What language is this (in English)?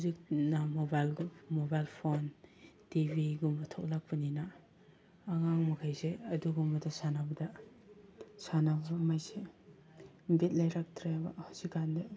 Manipuri